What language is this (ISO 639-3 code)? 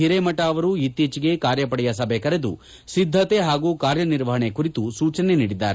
kan